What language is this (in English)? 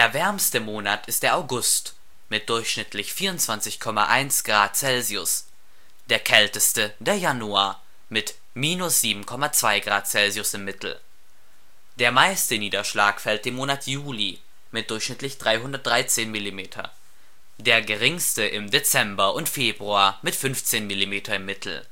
German